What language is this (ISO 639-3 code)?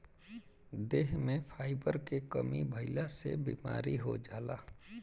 bho